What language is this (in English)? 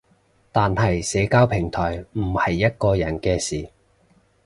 Cantonese